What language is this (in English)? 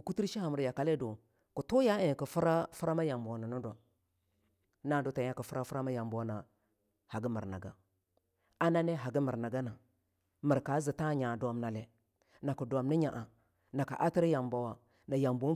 Longuda